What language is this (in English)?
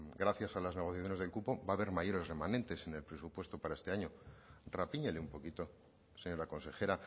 Spanish